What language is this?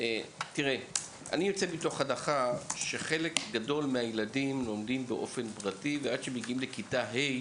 Hebrew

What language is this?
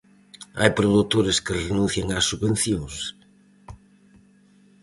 Galician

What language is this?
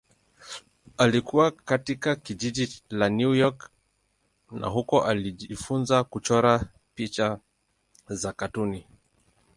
Swahili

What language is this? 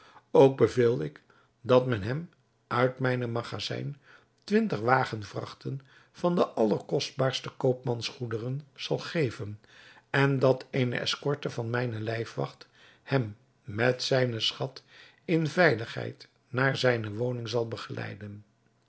Dutch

